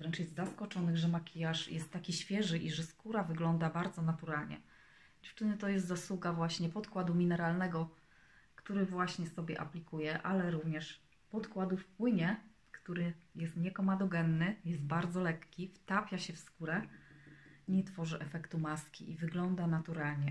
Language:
Polish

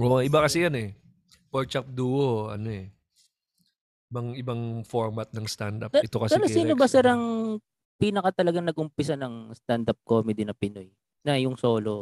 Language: Filipino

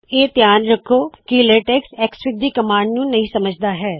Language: Punjabi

